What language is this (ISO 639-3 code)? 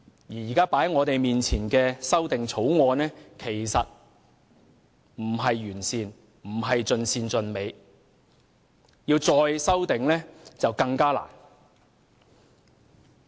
yue